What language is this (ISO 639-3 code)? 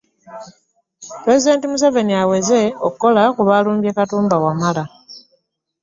lug